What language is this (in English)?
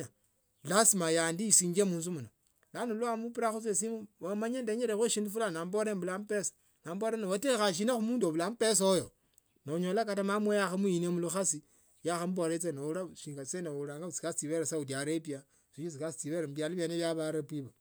Tsotso